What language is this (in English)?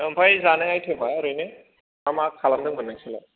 Bodo